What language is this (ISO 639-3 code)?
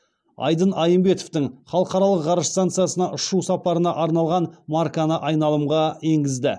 kaz